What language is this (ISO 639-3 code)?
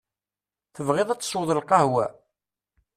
kab